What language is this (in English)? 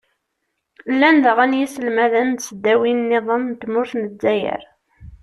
Kabyle